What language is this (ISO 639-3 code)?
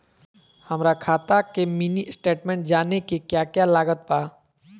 mag